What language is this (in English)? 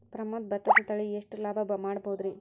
Kannada